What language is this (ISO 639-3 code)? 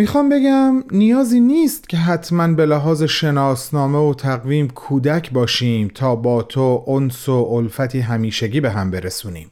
fas